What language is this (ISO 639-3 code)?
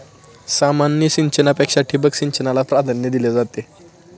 mar